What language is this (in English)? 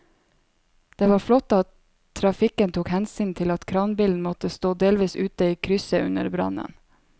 Norwegian